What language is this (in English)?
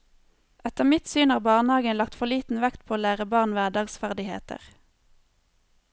Norwegian